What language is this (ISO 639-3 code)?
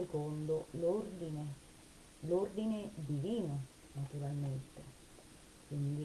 ita